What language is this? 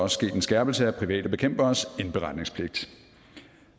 Danish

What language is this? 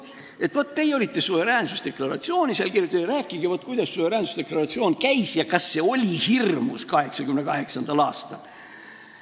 Estonian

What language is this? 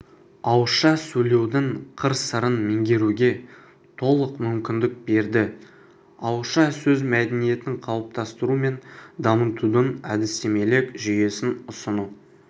Kazakh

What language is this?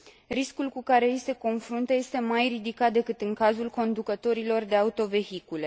Romanian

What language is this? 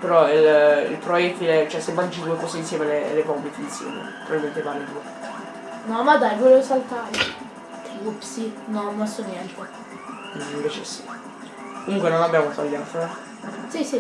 Italian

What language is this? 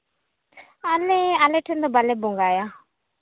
Santali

